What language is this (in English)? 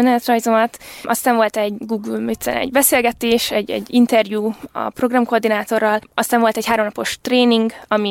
Hungarian